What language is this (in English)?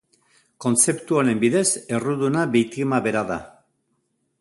Basque